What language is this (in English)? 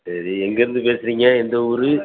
Tamil